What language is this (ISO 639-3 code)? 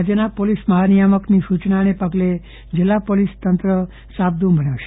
guj